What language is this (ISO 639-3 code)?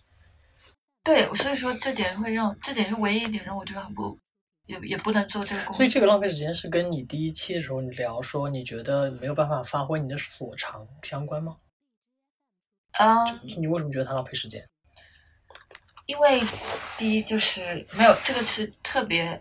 zho